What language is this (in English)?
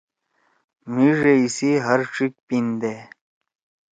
Torwali